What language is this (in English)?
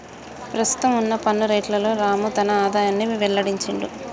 Telugu